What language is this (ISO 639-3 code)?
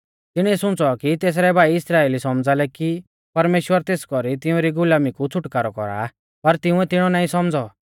bfz